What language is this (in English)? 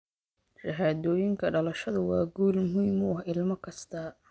Somali